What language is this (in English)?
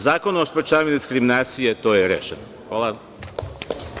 Serbian